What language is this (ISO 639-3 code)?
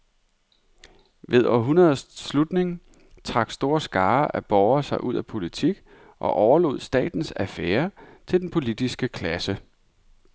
dan